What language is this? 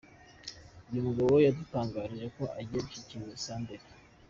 Kinyarwanda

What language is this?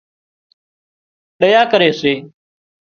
Wadiyara Koli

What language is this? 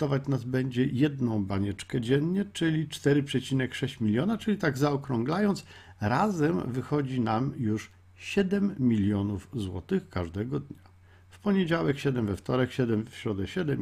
Polish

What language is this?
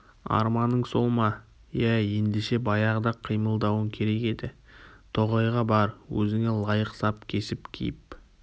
Kazakh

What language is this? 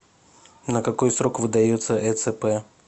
Russian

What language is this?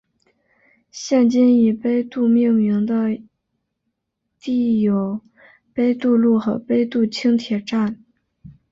Chinese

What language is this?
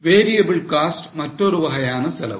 Tamil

